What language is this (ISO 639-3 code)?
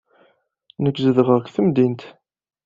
kab